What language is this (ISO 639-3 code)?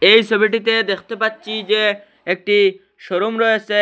ben